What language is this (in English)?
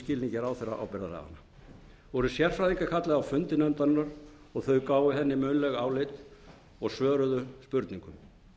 Icelandic